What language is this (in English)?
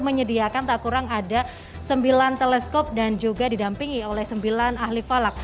Indonesian